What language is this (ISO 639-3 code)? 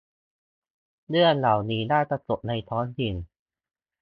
tha